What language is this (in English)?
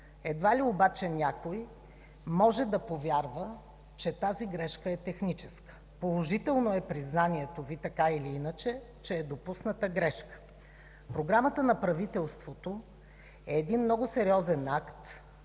Bulgarian